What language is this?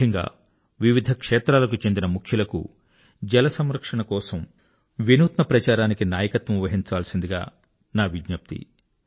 Telugu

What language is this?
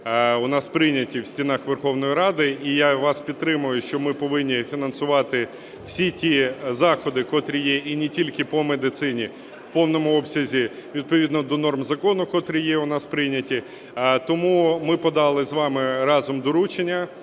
Ukrainian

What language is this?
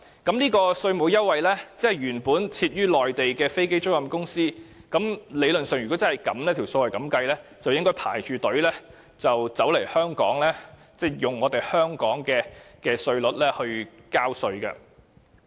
Cantonese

